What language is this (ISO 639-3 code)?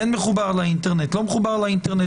heb